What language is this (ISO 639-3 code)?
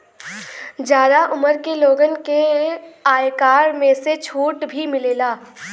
bho